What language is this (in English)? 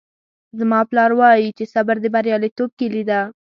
Pashto